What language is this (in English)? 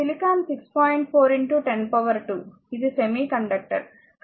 Telugu